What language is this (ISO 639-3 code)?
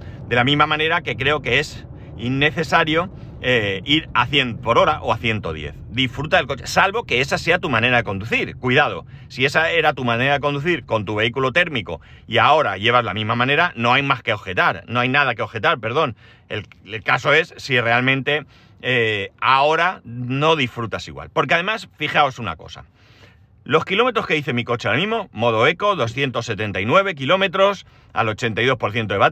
spa